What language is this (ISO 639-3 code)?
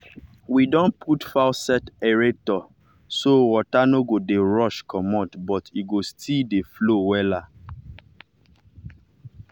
pcm